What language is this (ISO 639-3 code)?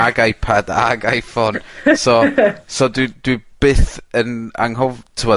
cym